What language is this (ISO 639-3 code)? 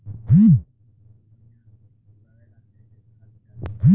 bho